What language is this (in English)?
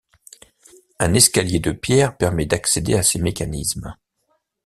French